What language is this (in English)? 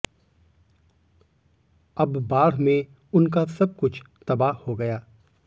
Hindi